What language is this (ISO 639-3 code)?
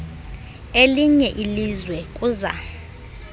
xho